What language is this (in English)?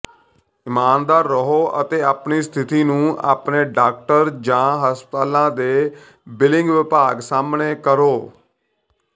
Punjabi